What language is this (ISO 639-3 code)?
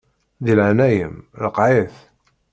kab